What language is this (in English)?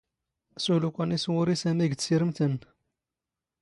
Standard Moroccan Tamazight